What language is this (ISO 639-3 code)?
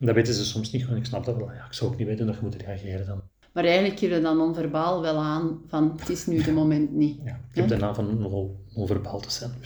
nld